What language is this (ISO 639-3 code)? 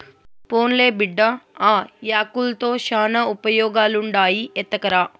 tel